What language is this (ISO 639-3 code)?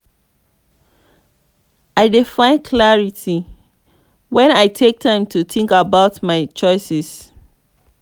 pcm